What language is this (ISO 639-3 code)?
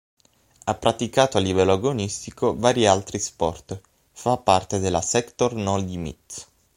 ita